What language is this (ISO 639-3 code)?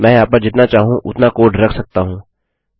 hin